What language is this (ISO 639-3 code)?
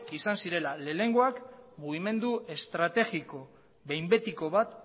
eus